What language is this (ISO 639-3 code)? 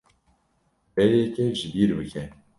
kur